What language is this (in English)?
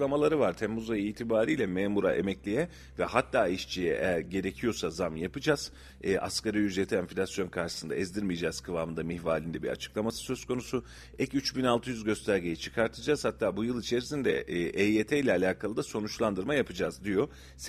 Turkish